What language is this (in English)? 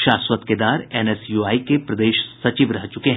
Hindi